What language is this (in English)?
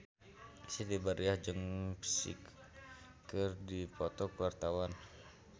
Sundanese